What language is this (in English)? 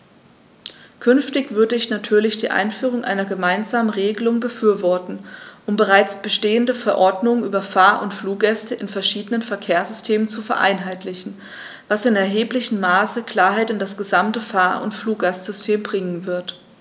German